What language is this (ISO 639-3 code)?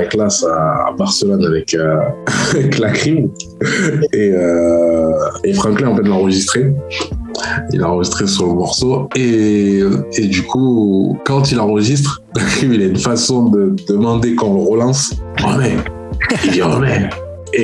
fra